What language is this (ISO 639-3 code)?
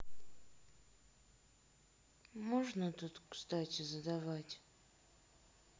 rus